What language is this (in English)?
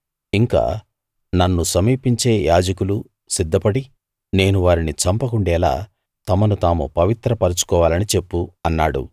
Telugu